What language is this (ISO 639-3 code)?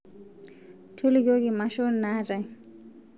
mas